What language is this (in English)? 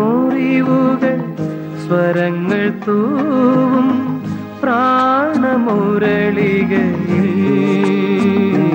Malayalam